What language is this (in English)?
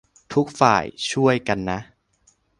Thai